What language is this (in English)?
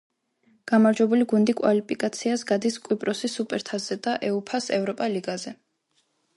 Georgian